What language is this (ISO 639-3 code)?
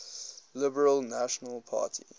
eng